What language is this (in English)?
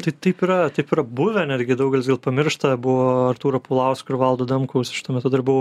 Lithuanian